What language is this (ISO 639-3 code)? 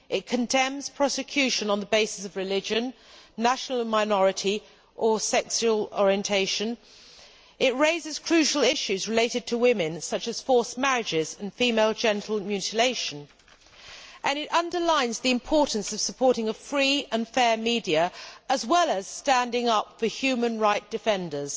eng